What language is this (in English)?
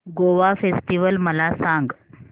Marathi